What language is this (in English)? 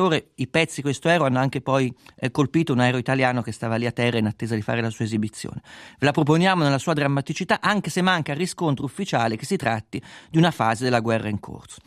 Italian